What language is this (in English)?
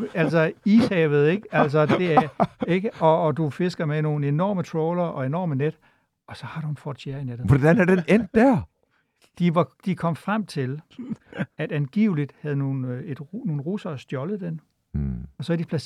Danish